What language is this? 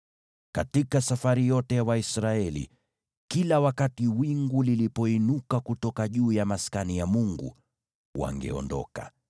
Swahili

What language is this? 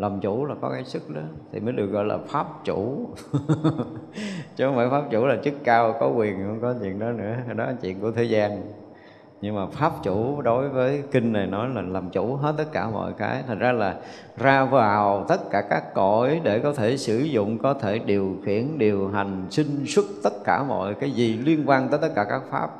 Vietnamese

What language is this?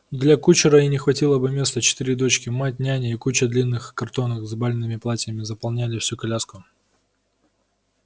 Russian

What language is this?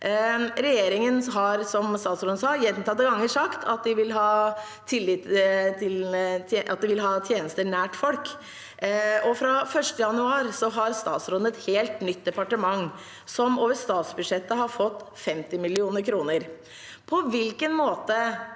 Norwegian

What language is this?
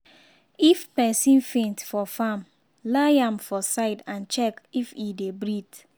Nigerian Pidgin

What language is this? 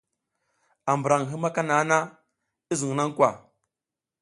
South Giziga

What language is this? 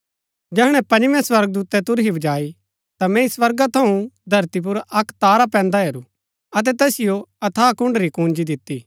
Gaddi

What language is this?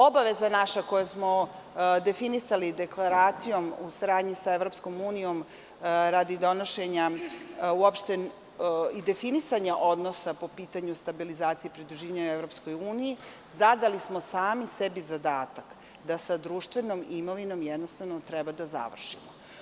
Serbian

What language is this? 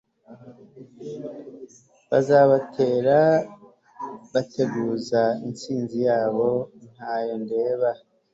Kinyarwanda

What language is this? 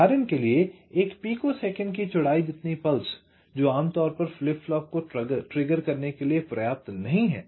Hindi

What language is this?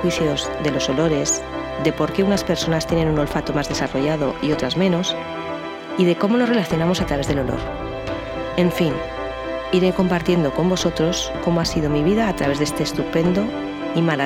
Spanish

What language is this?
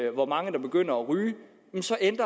Danish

